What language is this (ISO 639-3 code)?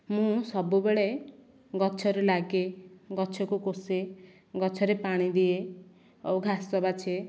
ori